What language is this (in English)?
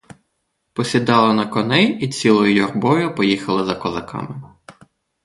Ukrainian